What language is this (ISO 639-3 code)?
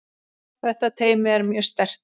isl